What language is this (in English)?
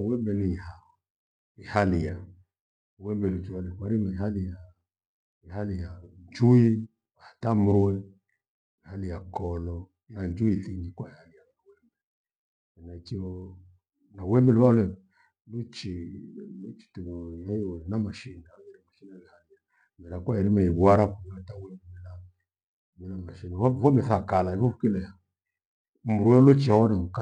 Gweno